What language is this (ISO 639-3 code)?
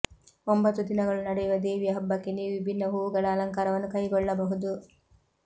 kan